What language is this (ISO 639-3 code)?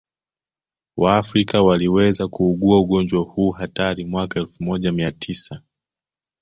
swa